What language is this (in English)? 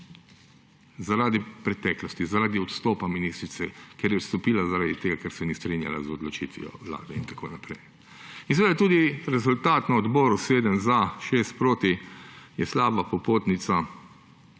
Slovenian